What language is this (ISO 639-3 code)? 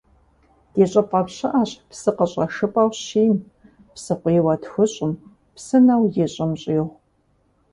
kbd